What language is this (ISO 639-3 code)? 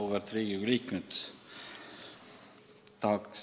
est